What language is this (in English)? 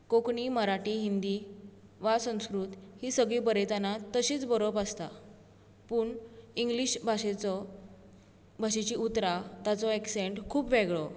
Konkani